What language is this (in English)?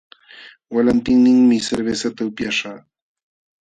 Jauja Wanca Quechua